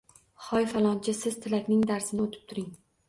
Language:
Uzbek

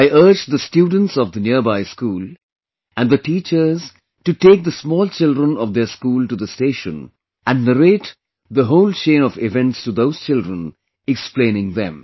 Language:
English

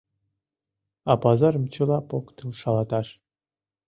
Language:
Mari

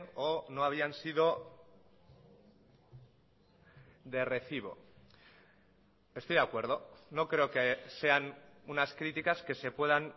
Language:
Spanish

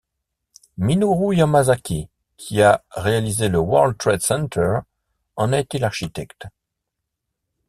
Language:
French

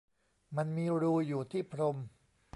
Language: Thai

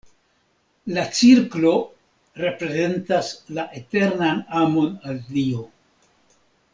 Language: Esperanto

